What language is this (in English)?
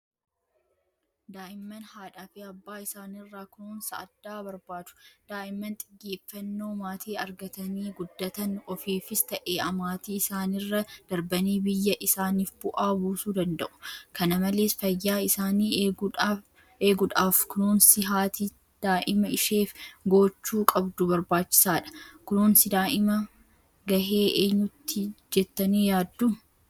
Oromo